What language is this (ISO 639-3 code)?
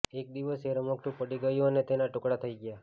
guj